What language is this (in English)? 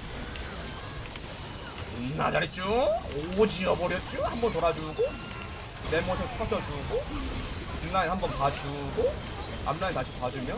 Korean